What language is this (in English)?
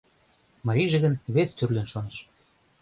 Mari